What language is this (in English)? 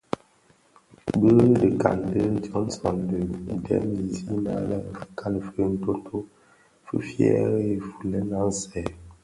Bafia